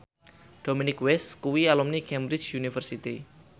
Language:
Javanese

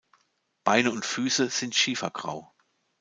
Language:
German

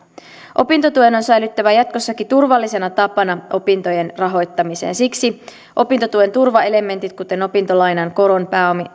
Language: Finnish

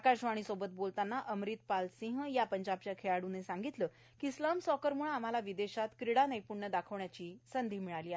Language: Marathi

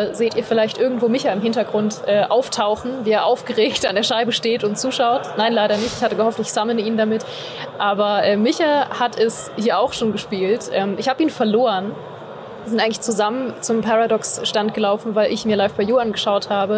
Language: German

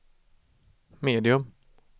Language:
Swedish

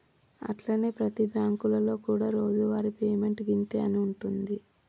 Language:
Telugu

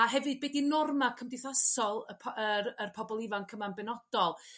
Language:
Welsh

